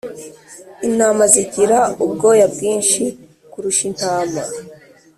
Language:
Kinyarwanda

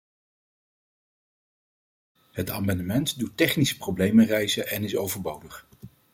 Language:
Dutch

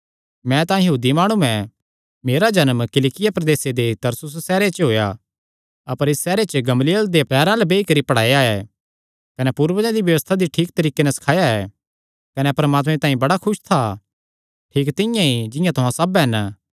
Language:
Kangri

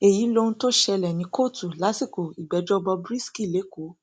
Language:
Yoruba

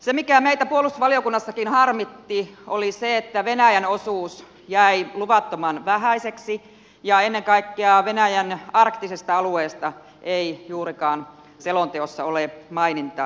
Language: Finnish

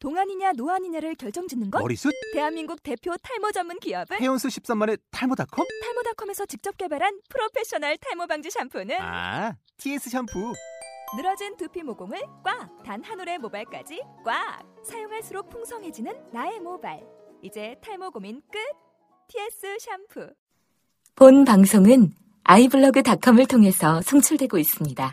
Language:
Korean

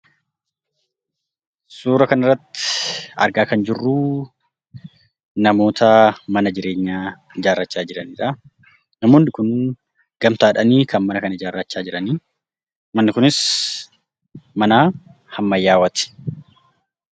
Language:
Oromo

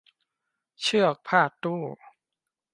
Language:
Thai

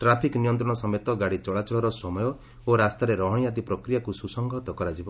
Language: Odia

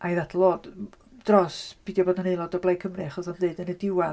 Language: Welsh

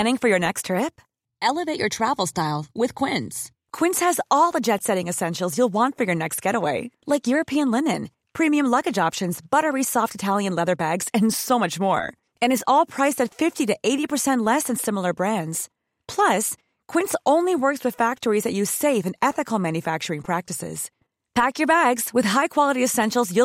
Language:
Filipino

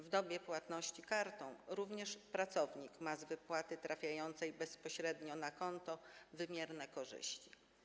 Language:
Polish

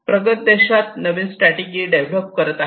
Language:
Marathi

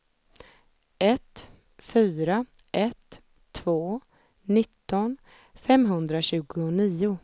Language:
Swedish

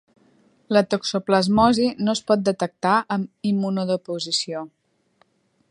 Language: Catalan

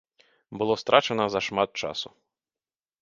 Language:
Belarusian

